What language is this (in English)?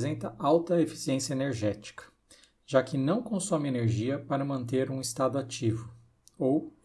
Portuguese